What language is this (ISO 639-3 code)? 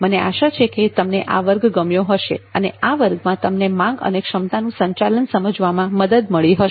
guj